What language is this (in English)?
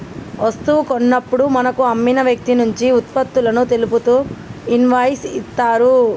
Telugu